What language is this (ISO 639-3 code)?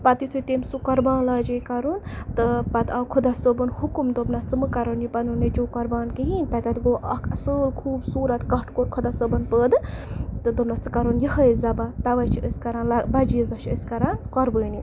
kas